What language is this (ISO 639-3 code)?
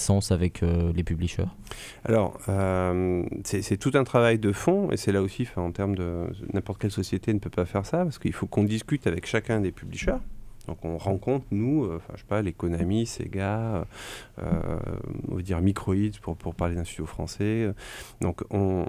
fra